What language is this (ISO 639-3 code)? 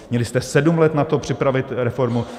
ces